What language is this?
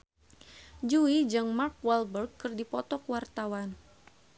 Sundanese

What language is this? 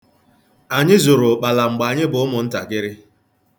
Igbo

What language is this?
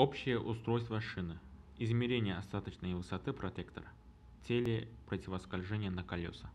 Russian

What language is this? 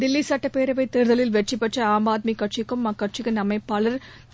Tamil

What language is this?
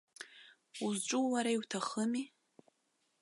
Abkhazian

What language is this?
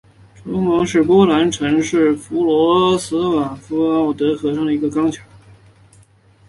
Chinese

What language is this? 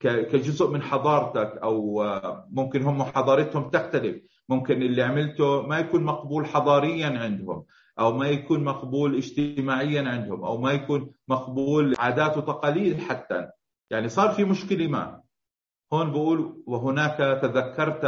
Arabic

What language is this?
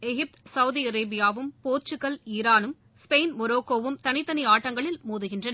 Tamil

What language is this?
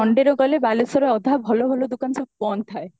Odia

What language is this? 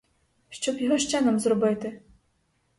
Ukrainian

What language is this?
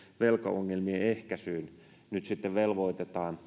Finnish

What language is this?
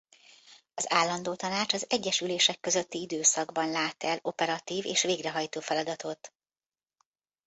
Hungarian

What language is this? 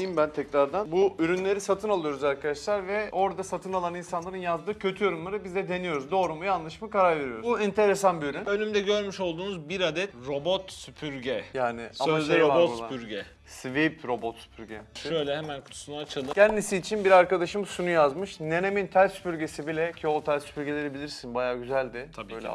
Turkish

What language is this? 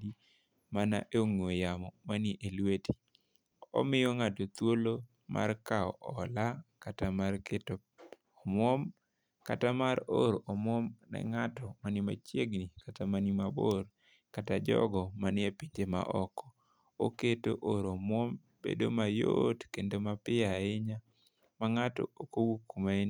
Luo (Kenya and Tanzania)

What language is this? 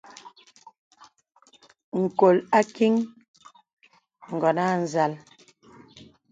Bebele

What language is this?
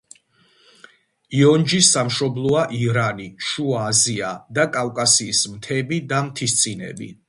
Georgian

